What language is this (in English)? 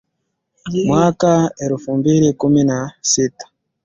Swahili